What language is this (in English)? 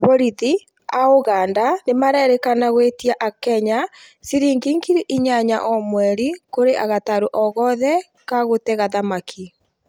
Kikuyu